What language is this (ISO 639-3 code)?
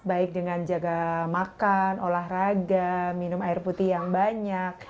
ind